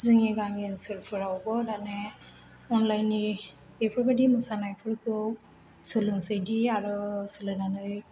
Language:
Bodo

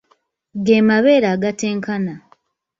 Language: Ganda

